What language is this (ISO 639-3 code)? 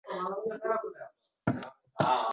uzb